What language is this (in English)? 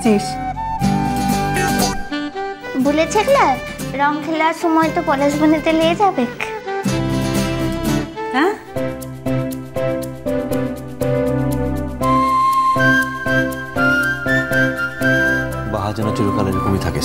Bangla